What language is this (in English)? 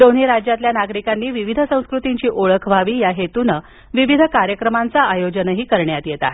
Marathi